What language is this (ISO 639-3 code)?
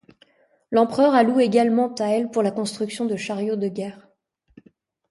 fra